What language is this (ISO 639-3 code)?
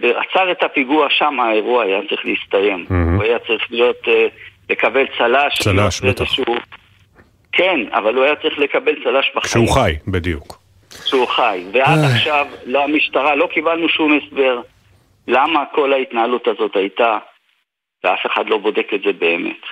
heb